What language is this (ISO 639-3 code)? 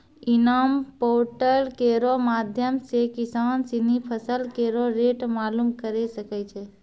mai